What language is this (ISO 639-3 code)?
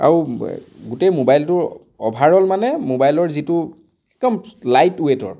asm